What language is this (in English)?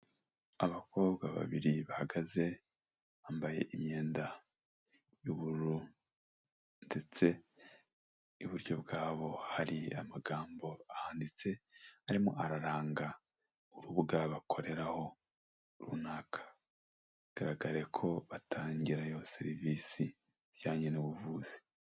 Kinyarwanda